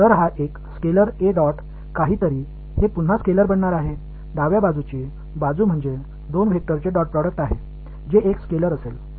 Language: Tamil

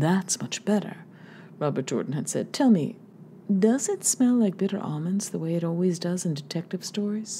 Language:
English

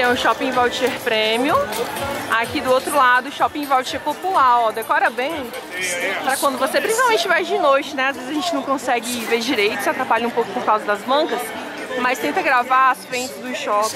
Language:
Portuguese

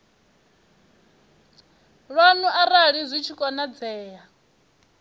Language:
Venda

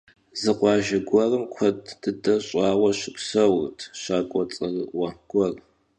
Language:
Kabardian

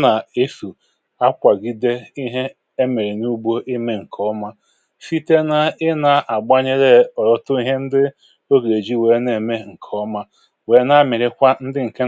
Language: Igbo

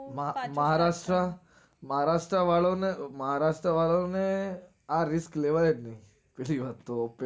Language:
Gujarati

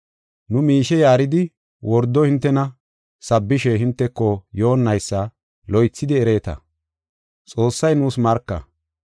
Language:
Gofa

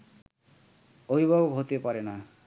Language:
Bangla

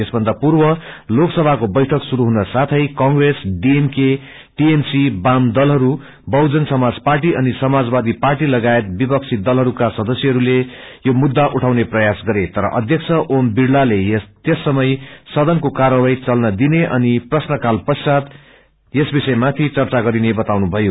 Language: Nepali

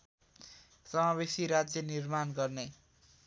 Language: Nepali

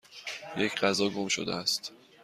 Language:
Persian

